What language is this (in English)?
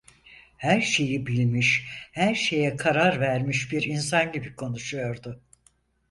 Turkish